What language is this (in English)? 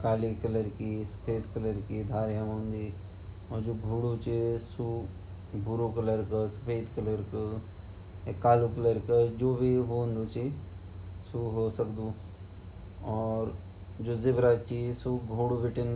Garhwali